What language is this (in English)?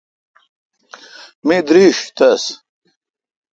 Kalkoti